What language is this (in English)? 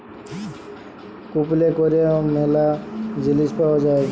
Bangla